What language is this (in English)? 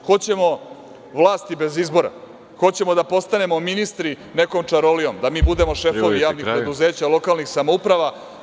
Serbian